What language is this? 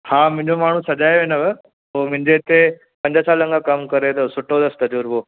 Sindhi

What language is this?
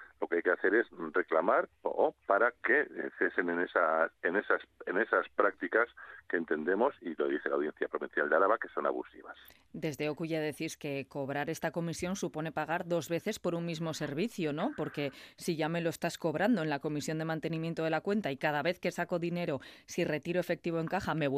Spanish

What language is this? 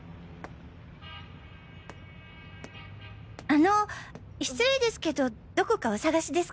Japanese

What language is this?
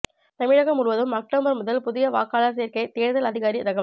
Tamil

